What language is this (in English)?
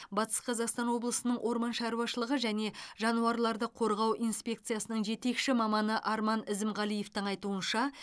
Kazakh